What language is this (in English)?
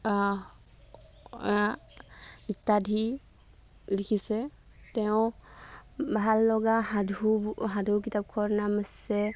Assamese